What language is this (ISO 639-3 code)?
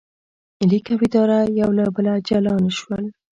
pus